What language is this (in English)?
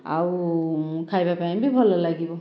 Odia